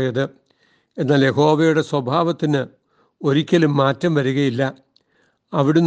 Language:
Malayalam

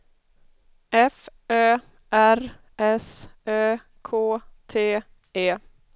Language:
Swedish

